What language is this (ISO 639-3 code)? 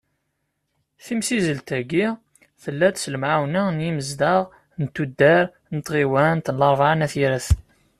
kab